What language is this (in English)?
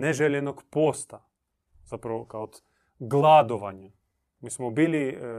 Croatian